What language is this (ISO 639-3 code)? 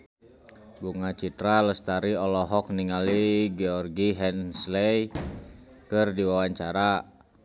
sun